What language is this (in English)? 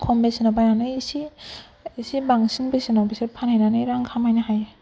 Bodo